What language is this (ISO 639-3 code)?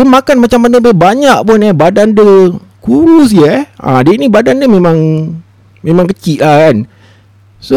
msa